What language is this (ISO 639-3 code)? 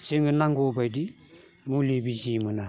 brx